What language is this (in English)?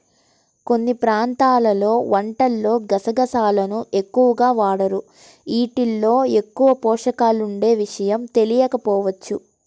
Telugu